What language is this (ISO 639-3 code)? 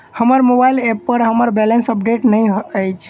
mai